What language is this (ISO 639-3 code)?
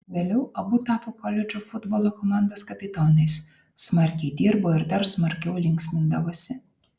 lit